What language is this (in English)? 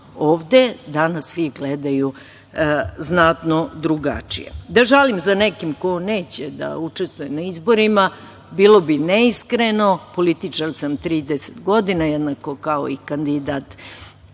Serbian